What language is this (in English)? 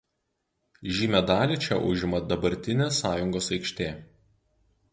Lithuanian